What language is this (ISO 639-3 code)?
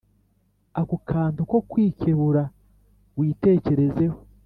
kin